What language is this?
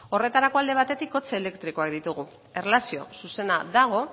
Basque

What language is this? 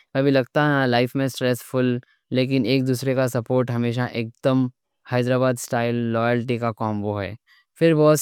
Deccan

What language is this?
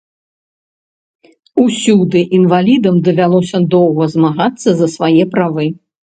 Belarusian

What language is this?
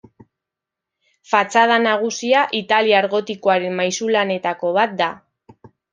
Basque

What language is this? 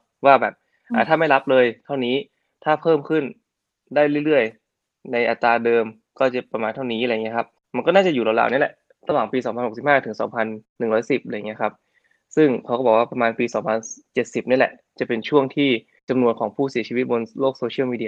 Thai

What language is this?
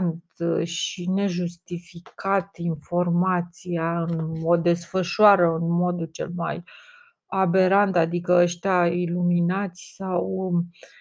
Romanian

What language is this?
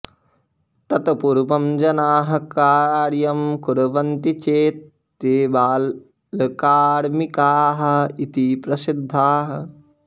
Sanskrit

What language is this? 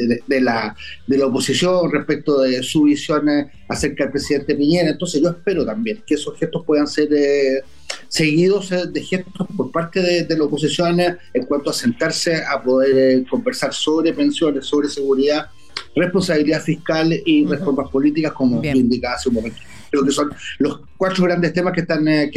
Spanish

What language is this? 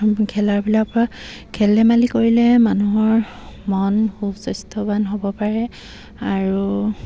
Assamese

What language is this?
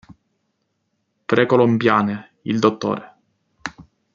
Italian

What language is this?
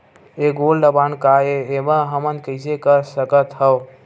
Chhattisgarhi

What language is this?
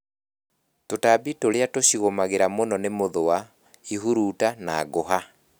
Kikuyu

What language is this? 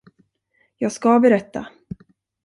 Swedish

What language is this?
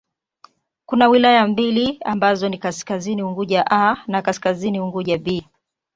Swahili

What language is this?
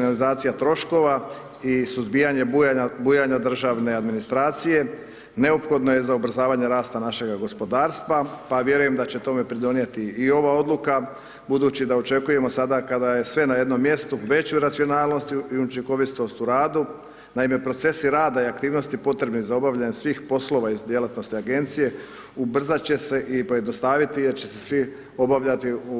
Croatian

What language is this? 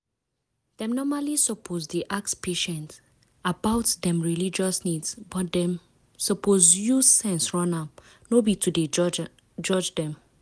Nigerian Pidgin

